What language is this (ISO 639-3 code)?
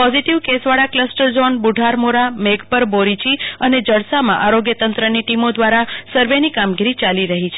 guj